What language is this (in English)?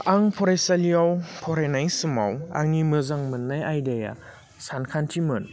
Bodo